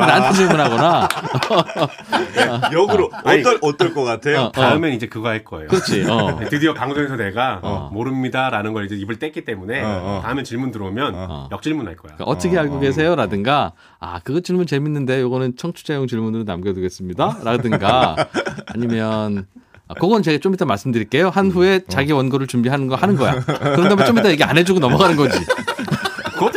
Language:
Korean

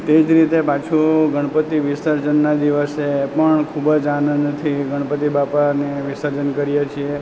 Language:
Gujarati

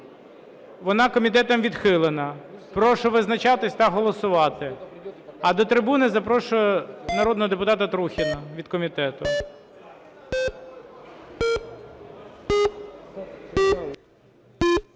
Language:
Ukrainian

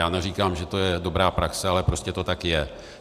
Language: Czech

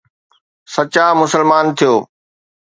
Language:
Sindhi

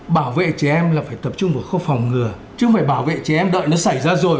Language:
Vietnamese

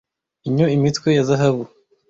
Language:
Kinyarwanda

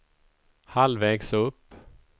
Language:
Swedish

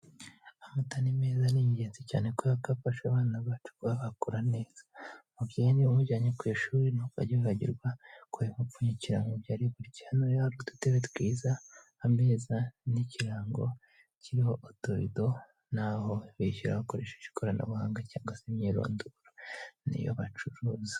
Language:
Kinyarwanda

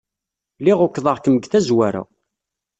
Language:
Kabyle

